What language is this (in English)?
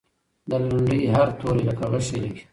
Pashto